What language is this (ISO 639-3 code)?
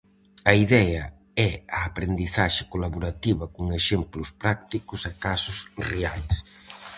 glg